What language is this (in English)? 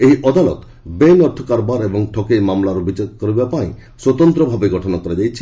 Odia